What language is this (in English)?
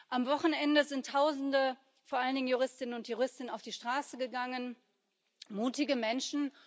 German